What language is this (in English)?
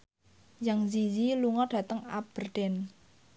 Javanese